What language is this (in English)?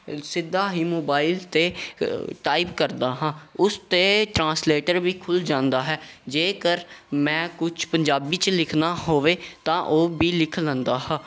Punjabi